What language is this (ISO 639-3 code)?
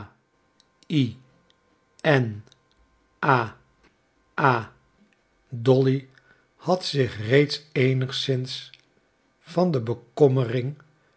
nld